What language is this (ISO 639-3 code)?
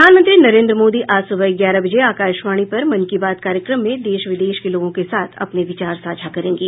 hin